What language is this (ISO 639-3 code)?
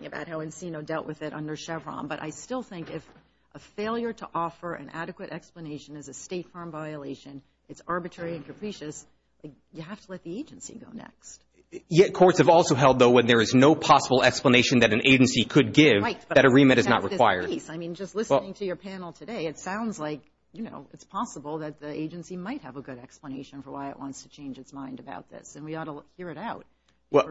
eng